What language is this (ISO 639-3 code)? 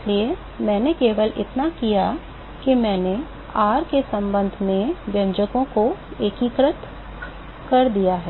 hin